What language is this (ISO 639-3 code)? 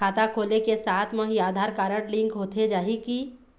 hne